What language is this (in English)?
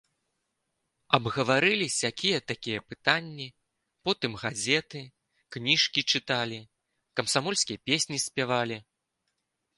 Belarusian